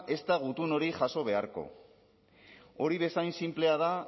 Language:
Basque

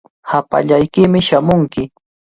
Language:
Cajatambo North Lima Quechua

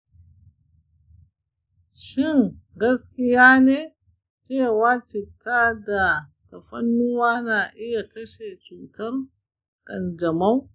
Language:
Hausa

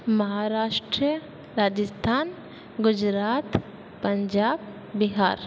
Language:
Sindhi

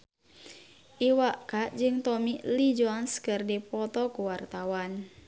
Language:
Sundanese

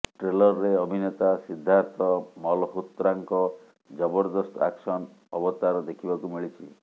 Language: Odia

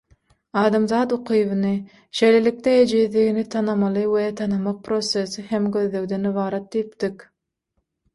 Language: Turkmen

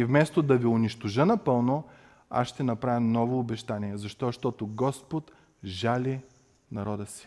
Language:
Bulgarian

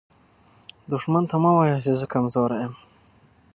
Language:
Pashto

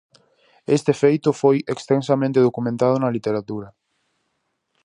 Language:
Galician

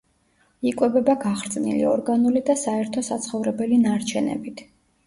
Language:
Georgian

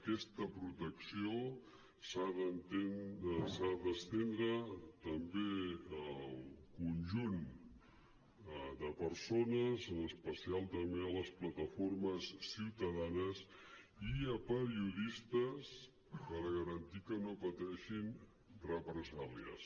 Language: Catalan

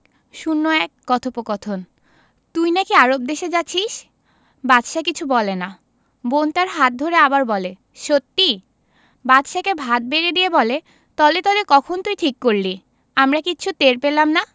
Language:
Bangla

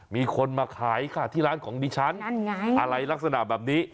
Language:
Thai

